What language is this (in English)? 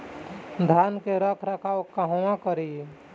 Bhojpuri